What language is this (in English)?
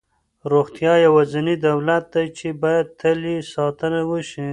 Pashto